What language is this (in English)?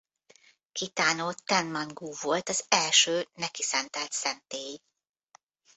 Hungarian